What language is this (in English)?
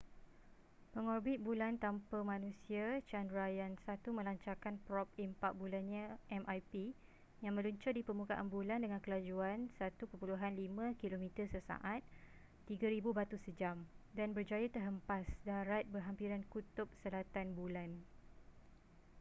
Malay